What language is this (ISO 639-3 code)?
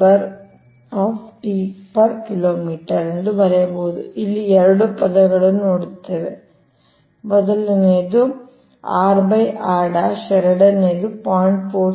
kan